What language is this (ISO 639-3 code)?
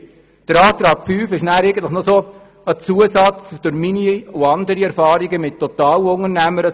gsw